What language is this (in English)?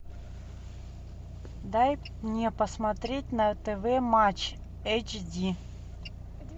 Russian